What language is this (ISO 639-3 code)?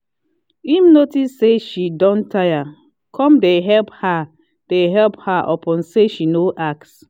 pcm